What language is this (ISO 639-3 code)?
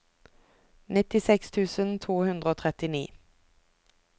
nor